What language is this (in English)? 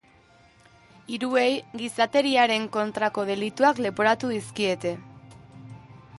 Basque